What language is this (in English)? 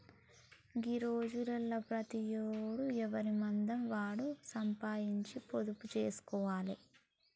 Telugu